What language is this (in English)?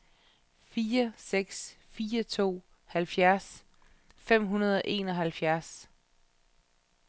Danish